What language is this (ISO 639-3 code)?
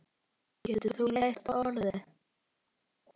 isl